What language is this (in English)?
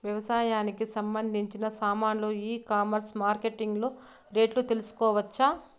Telugu